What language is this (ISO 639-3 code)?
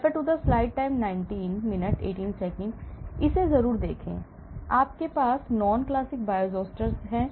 hin